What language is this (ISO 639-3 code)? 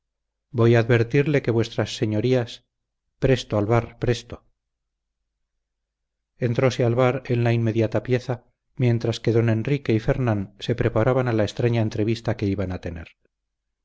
spa